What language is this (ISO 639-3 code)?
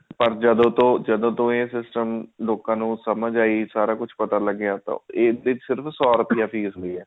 pan